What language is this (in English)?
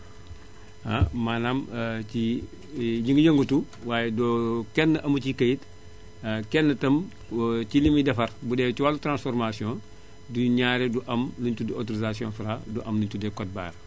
Wolof